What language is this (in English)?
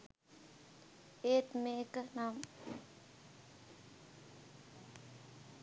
Sinhala